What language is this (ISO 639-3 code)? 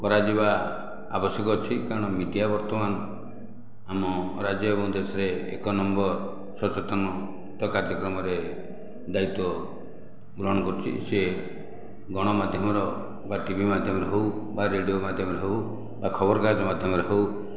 ori